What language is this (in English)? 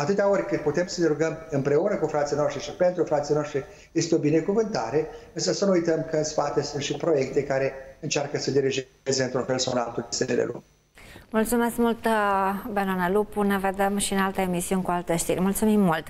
Romanian